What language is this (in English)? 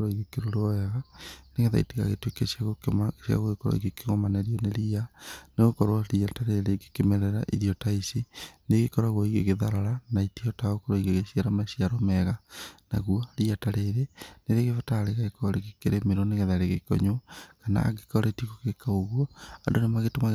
Kikuyu